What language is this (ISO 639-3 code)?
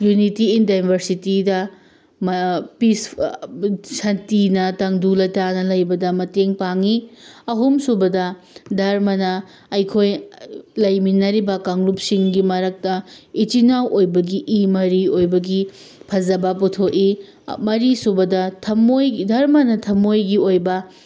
mni